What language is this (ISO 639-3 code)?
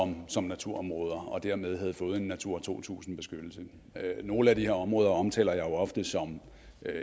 dan